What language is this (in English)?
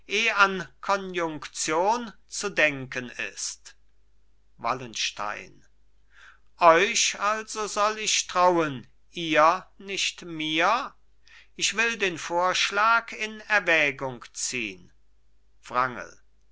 German